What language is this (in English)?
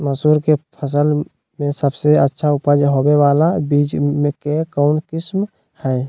Magahi